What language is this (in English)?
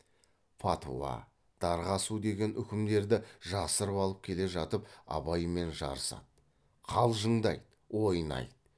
Kazakh